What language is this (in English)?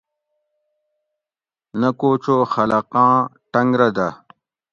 Gawri